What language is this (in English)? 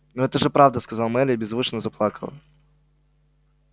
Russian